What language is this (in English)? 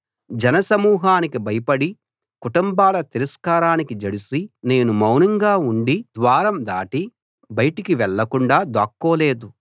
Telugu